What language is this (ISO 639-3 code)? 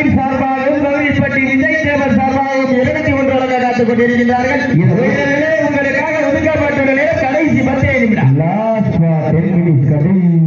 tam